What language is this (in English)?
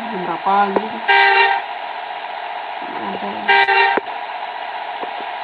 Indonesian